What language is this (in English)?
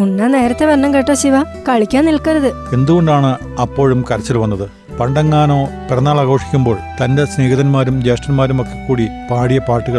Malayalam